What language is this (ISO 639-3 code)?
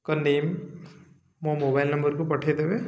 ori